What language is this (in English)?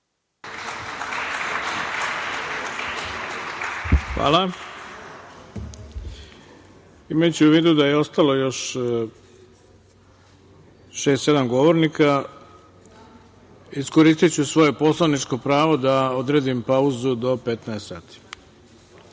Serbian